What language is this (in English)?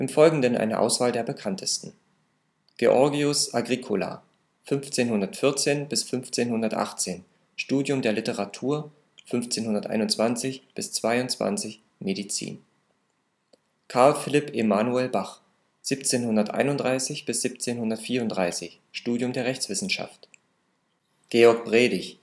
German